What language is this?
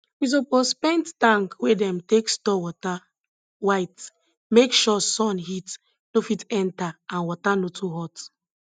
Nigerian Pidgin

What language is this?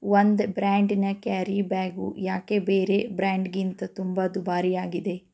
Kannada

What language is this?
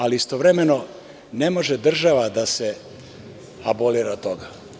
Serbian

